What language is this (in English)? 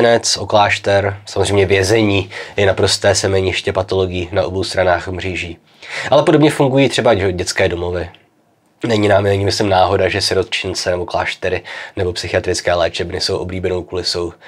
Czech